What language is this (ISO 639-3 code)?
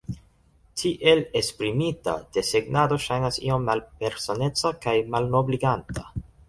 epo